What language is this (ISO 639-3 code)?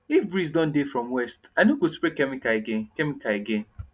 pcm